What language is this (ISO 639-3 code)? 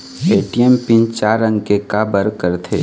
hne